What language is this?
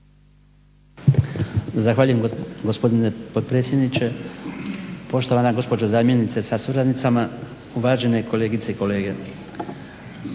Croatian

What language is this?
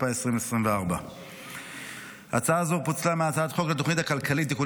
Hebrew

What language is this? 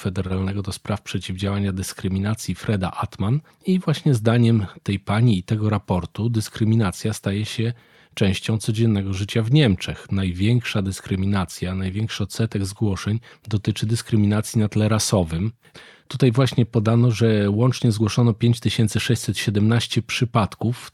Polish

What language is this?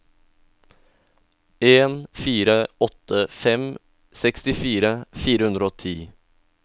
Norwegian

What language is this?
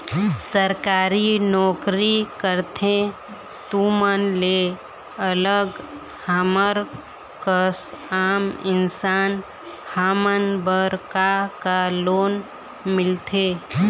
Chhattisgarhi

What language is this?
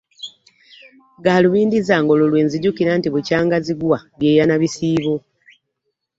Ganda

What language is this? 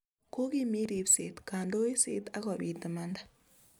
Kalenjin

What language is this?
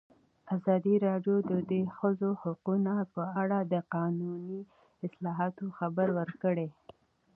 Pashto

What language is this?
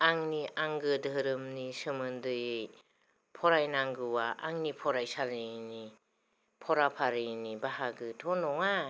Bodo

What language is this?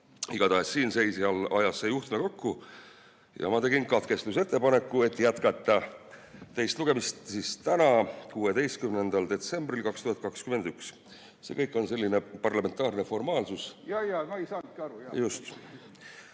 Estonian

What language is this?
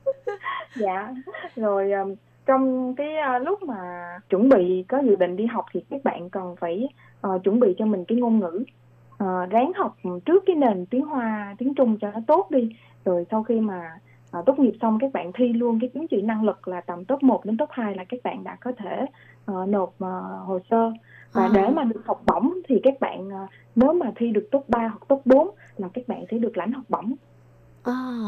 Vietnamese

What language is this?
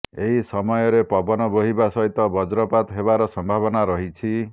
Odia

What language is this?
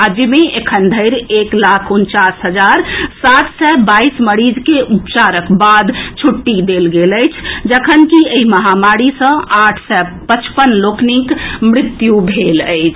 Maithili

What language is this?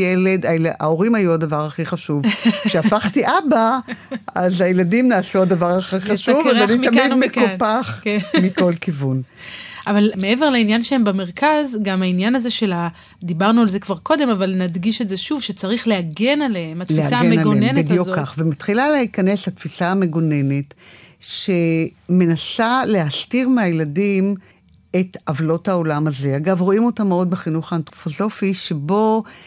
Hebrew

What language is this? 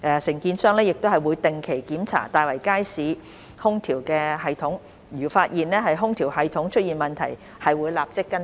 Cantonese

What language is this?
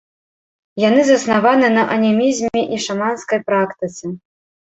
Belarusian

